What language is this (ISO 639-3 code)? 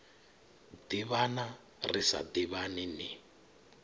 ven